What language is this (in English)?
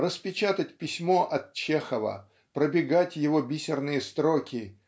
Russian